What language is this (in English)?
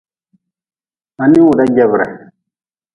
Nawdm